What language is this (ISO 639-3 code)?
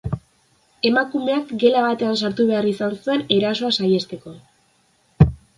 eus